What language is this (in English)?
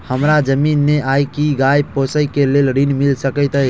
Maithili